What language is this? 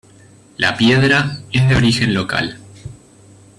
Spanish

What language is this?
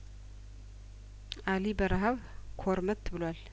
Amharic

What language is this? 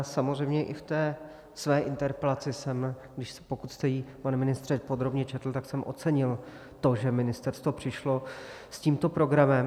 Czech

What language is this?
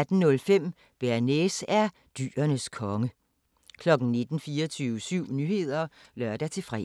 Danish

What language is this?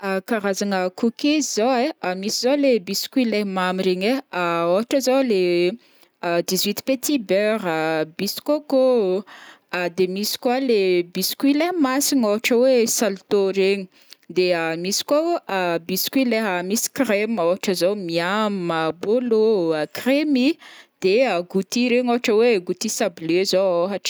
Northern Betsimisaraka Malagasy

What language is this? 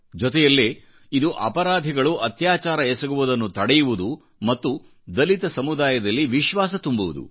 Kannada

